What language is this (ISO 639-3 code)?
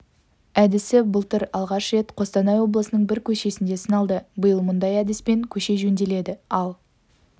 kaz